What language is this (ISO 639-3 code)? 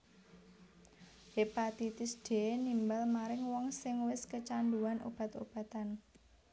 jav